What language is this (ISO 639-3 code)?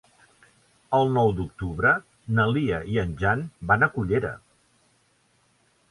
cat